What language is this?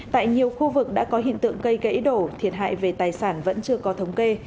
Vietnamese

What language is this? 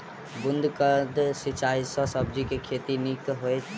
Maithili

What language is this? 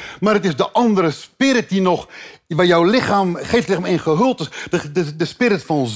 Dutch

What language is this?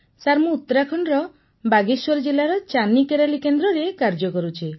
Odia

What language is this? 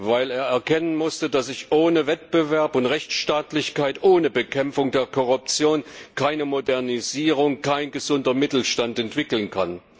German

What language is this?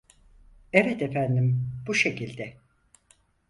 Turkish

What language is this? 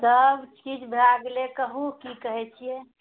Maithili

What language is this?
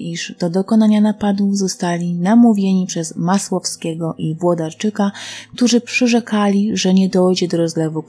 Polish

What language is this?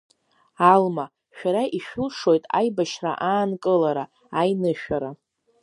Abkhazian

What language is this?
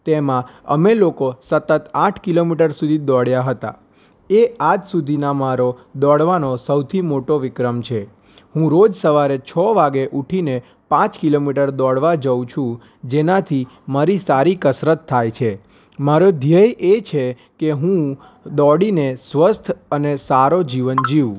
Gujarati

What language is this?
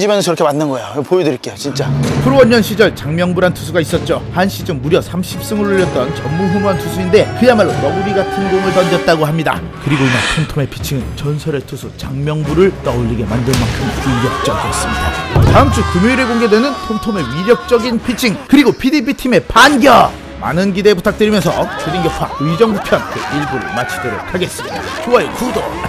Korean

